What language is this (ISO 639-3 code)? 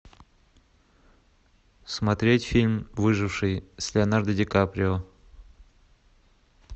rus